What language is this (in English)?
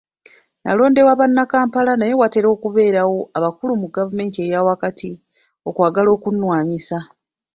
Ganda